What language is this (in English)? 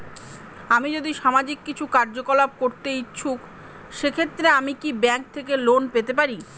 Bangla